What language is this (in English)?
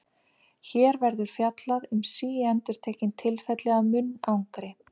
Icelandic